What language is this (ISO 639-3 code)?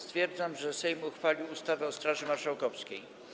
pol